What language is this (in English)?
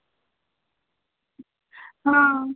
Dogri